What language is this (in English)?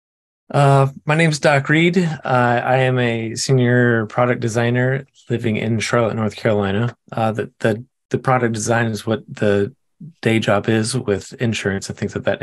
English